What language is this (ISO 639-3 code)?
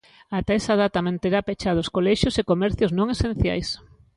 glg